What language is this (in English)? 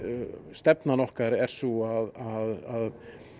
Icelandic